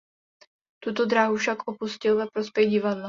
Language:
Czech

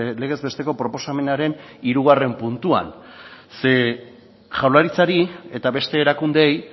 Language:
Basque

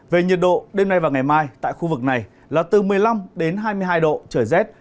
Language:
Vietnamese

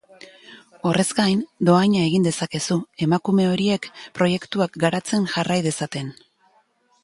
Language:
Basque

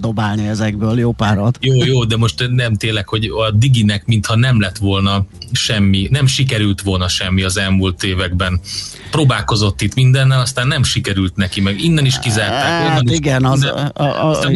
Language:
Hungarian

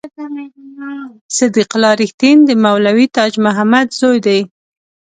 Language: Pashto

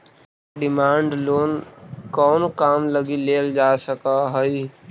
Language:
Magahi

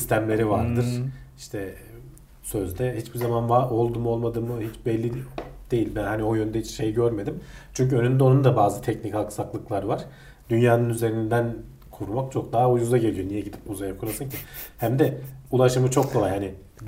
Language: Turkish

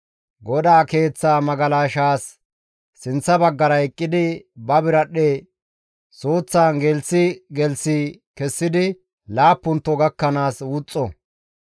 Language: Gamo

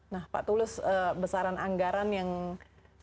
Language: Indonesian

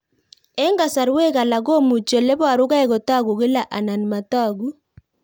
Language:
Kalenjin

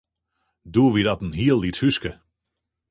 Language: Western Frisian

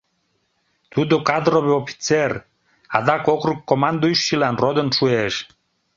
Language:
Mari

